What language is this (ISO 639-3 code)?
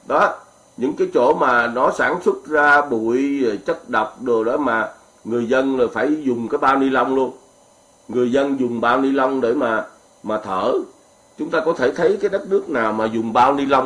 vie